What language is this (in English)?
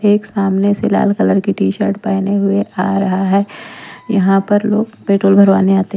Hindi